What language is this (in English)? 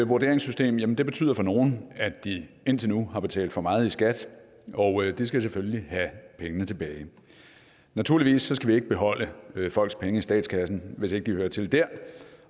Danish